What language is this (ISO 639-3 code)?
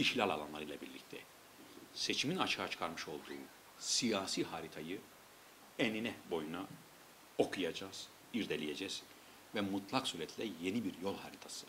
tur